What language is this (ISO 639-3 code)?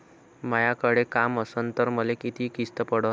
mar